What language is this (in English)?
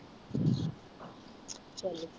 Punjabi